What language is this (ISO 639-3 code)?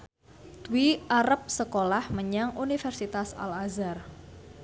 jav